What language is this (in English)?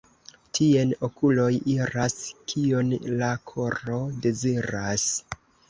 Esperanto